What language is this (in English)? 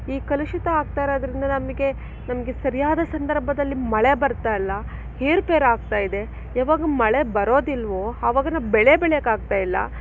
Kannada